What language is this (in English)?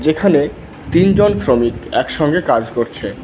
Bangla